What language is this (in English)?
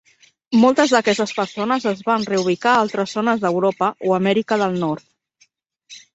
Catalan